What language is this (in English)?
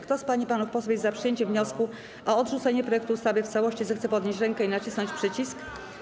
Polish